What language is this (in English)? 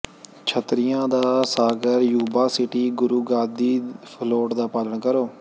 Punjabi